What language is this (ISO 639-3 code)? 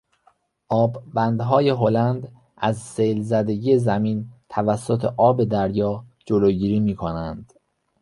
fas